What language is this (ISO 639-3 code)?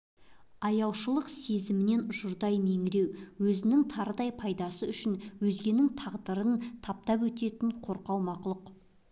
kaz